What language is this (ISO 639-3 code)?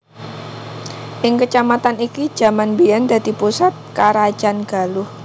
jav